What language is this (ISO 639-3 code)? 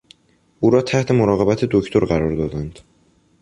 fas